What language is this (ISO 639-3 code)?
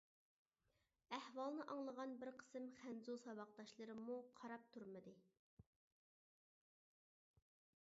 uig